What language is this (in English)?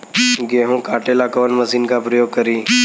Bhojpuri